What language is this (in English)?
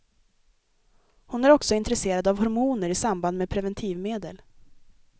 Swedish